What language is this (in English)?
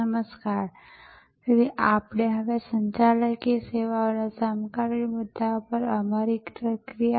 Gujarati